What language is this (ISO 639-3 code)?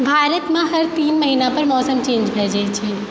mai